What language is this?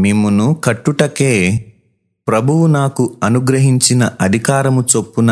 Telugu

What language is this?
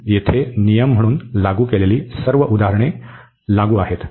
Marathi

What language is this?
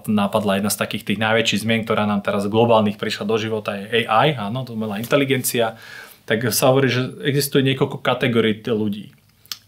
Slovak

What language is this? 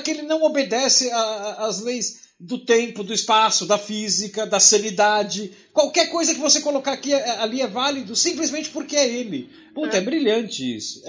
Portuguese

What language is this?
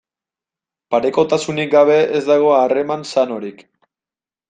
Basque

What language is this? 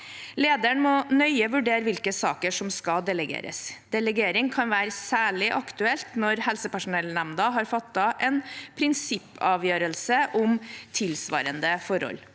Norwegian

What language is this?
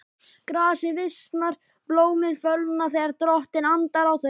Icelandic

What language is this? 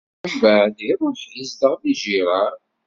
Kabyle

